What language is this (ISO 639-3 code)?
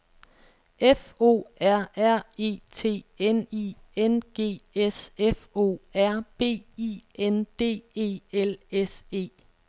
dan